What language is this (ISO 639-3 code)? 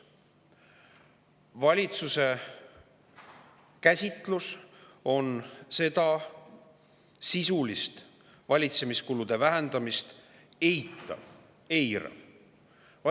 est